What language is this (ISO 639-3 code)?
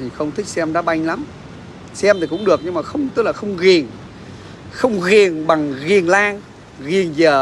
vie